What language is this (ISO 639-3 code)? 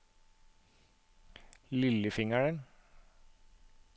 nor